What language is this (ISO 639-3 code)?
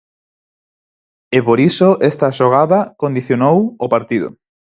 glg